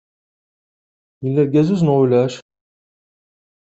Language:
Kabyle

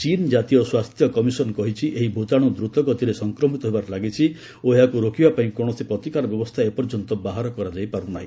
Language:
Odia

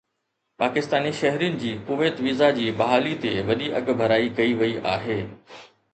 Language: Sindhi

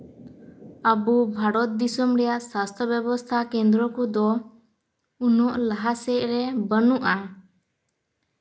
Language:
Santali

